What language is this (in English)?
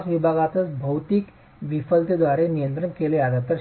Marathi